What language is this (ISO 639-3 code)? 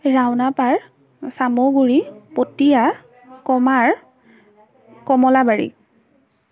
asm